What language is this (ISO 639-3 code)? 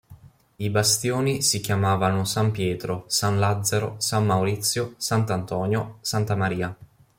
ita